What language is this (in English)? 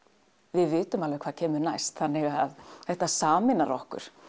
Icelandic